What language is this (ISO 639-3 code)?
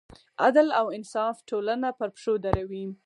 pus